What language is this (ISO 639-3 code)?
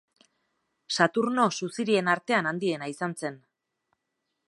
eus